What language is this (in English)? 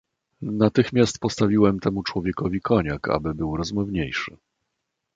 Polish